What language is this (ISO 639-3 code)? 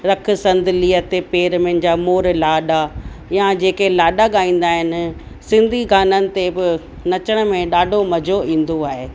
snd